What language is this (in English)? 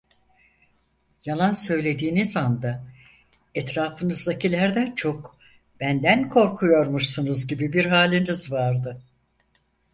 Turkish